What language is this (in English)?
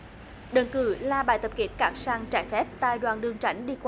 Vietnamese